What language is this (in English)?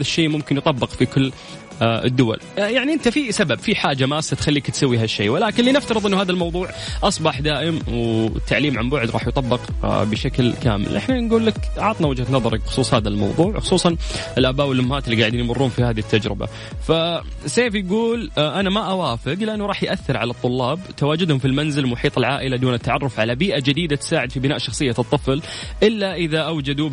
Arabic